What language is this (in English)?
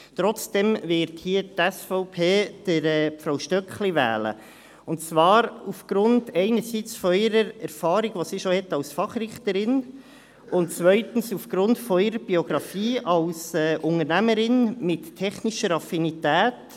Swiss German